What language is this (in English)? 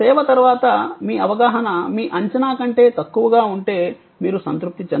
Telugu